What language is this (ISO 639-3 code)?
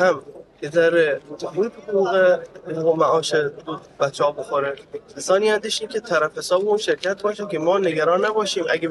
fas